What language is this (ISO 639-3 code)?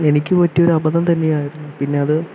mal